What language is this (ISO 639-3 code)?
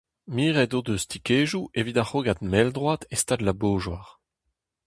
bre